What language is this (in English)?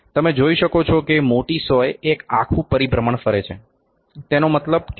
Gujarati